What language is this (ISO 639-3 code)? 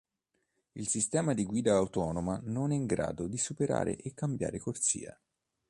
ita